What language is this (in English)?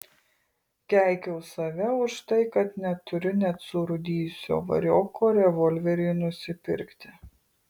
Lithuanian